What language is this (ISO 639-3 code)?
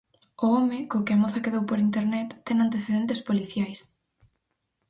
glg